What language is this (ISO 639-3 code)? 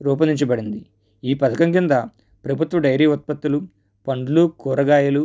tel